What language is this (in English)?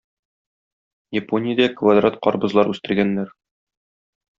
Tatar